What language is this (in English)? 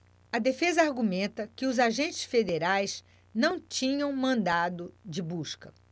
Portuguese